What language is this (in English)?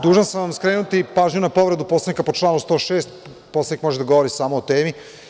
Serbian